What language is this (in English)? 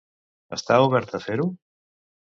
Catalan